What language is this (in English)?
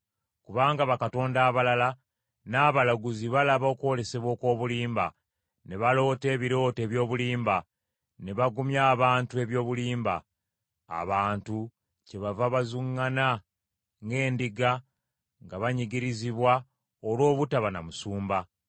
Ganda